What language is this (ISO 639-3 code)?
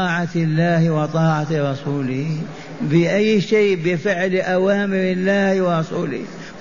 ara